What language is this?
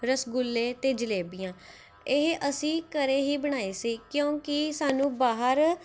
Punjabi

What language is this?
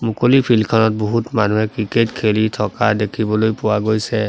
Assamese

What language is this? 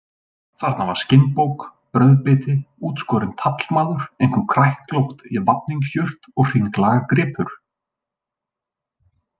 Icelandic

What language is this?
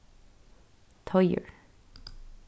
Faroese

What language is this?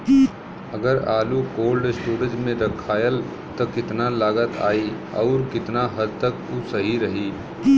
Bhojpuri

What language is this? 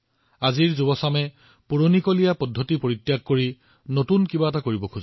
Assamese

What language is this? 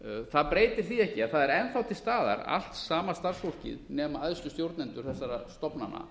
Icelandic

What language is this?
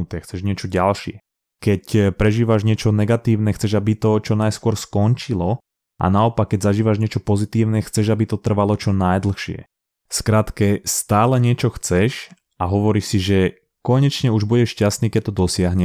Slovak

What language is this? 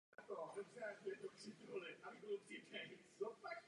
Czech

